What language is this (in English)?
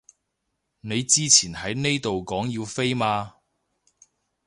Cantonese